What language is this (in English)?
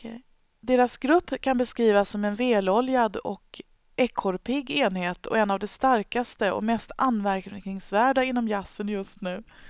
Swedish